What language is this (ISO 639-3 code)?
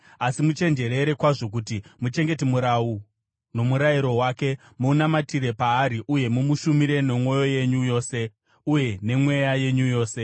sna